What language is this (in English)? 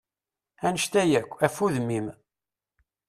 Kabyle